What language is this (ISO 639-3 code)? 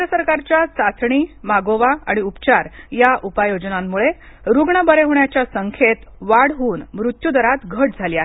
mar